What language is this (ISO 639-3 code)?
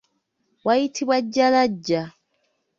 lug